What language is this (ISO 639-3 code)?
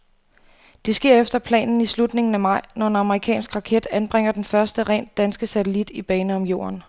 dan